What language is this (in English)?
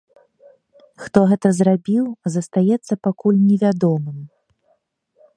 Belarusian